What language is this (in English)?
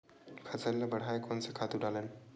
Chhattisgarhi